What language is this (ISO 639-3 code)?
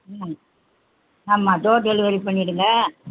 tam